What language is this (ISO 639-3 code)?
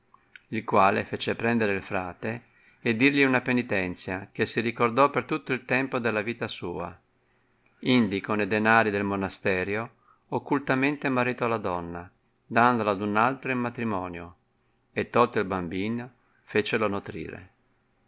ita